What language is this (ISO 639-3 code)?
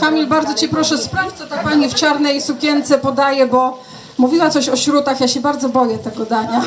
pol